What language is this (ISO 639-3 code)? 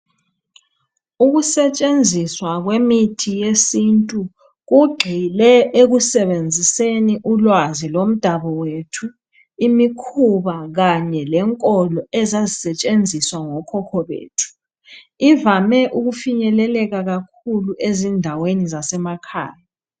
nde